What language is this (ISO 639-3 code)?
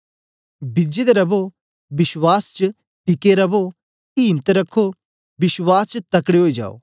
doi